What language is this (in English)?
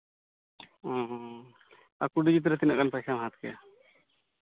Santali